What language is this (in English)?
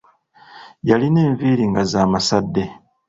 Ganda